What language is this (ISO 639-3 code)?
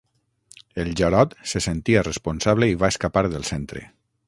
cat